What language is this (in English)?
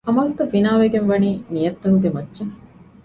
Divehi